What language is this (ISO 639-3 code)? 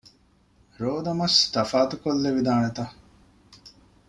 div